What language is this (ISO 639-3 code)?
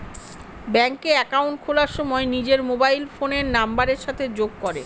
ben